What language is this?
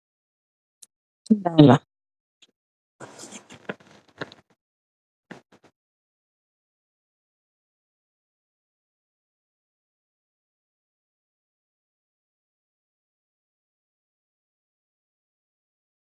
Wolof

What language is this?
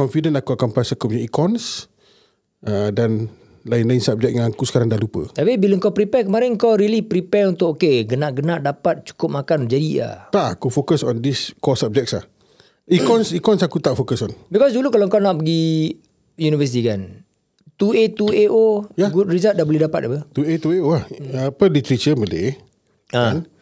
Malay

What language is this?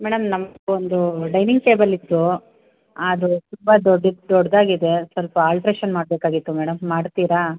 Kannada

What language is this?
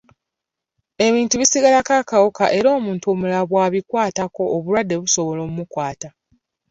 Ganda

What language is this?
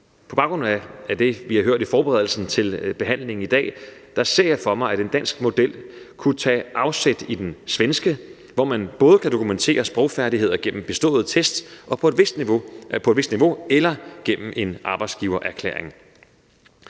Danish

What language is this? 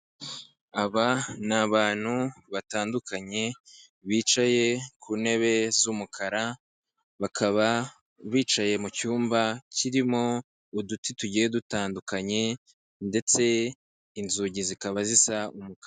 Kinyarwanda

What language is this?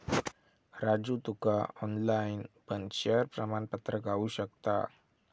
Marathi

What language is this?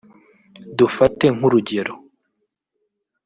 Kinyarwanda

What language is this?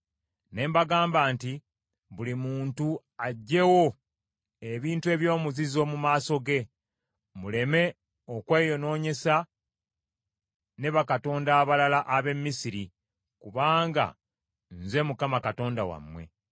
Ganda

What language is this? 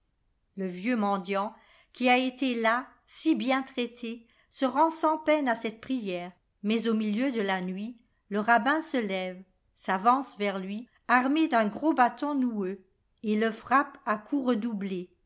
French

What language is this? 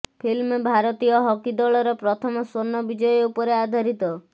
Odia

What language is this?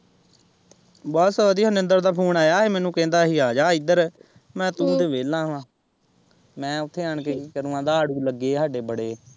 Punjabi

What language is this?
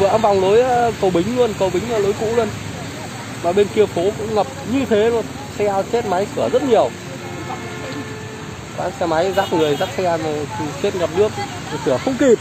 Vietnamese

